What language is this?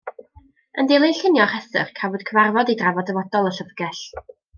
Welsh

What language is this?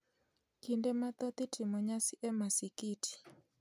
Luo (Kenya and Tanzania)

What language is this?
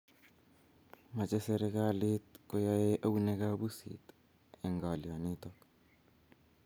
Kalenjin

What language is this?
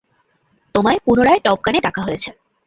Bangla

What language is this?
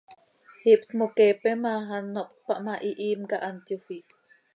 Seri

